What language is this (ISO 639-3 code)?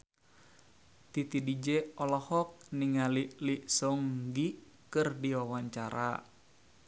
sun